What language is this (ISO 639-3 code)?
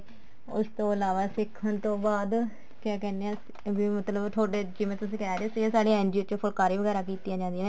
pan